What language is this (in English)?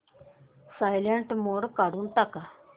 Marathi